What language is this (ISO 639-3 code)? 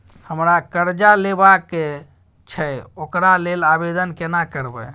mai